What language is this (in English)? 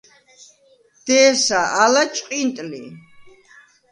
Svan